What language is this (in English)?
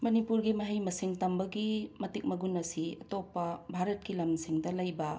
Manipuri